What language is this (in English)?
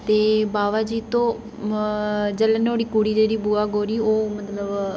Dogri